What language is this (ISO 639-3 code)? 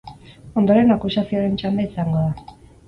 eus